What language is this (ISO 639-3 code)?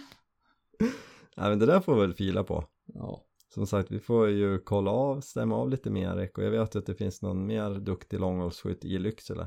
swe